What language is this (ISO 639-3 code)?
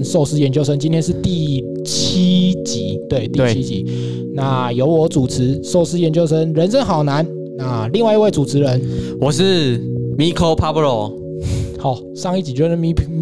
zho